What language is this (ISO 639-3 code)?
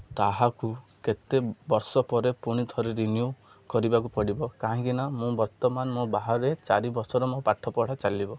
ori